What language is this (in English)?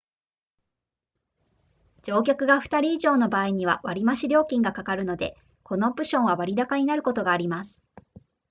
Japanese